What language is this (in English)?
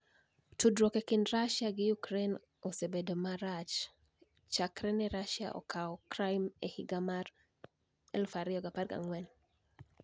Luo (Kenya and Tanzania)